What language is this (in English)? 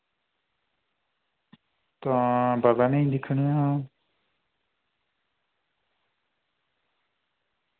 Dogri